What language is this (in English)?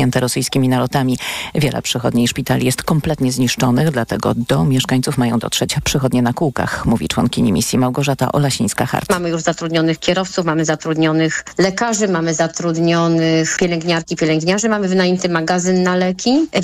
Polish